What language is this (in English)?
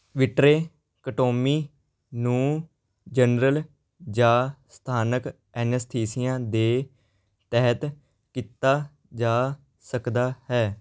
Punjabi